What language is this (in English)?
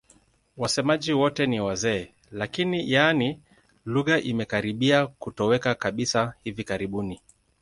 Swahili